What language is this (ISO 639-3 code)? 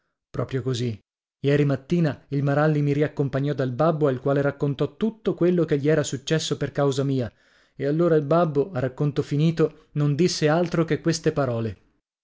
ita